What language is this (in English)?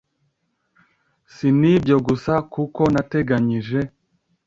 Kinyarwanda